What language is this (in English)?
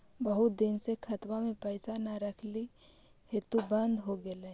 Magahi